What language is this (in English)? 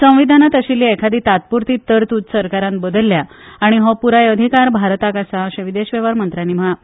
Konkani